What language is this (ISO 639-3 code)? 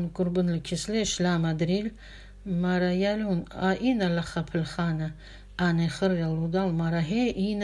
rus